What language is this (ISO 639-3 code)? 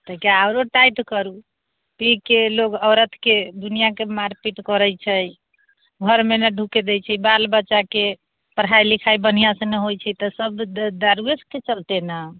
mai